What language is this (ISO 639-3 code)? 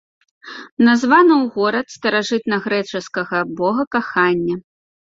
bel